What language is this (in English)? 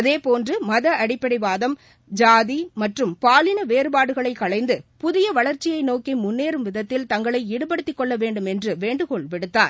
Tamil